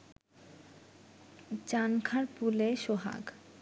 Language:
Bangla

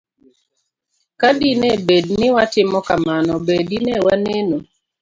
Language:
Luo (Kenya and Tanzania)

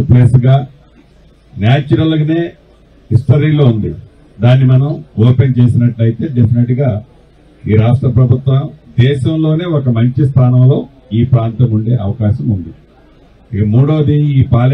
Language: Telugu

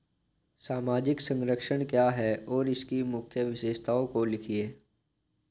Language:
Hindi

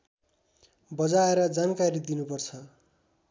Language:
Nepali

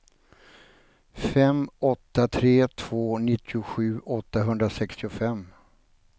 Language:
Swedish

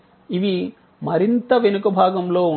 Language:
Telugu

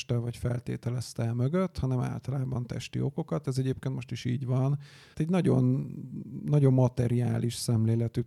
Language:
Hungarian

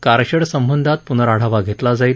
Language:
Marathi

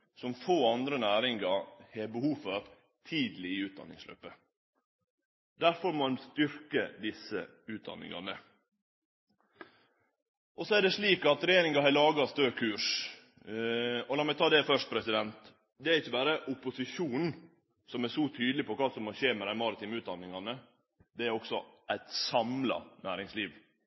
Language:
Norwegian Nynorsk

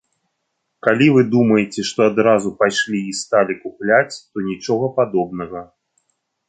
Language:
Belarusian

